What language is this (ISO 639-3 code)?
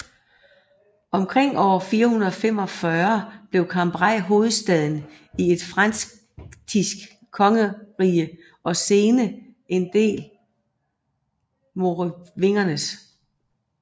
dan